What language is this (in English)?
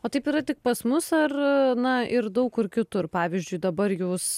Lithuanian